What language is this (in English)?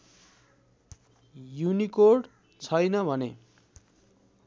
Nepali